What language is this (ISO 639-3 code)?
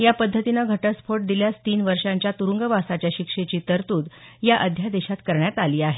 mar